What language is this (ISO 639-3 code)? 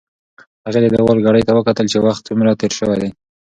pus